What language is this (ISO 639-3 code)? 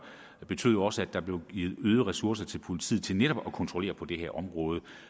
dan